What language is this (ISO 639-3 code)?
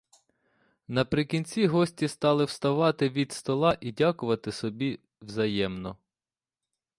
ukr